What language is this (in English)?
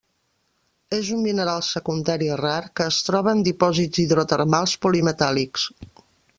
Catalan